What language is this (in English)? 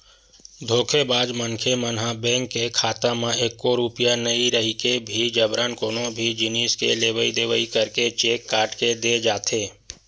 Chhattisgarhi